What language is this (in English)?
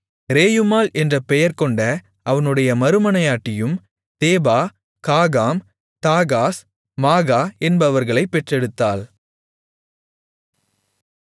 Tamil